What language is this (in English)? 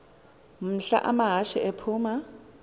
Xhosa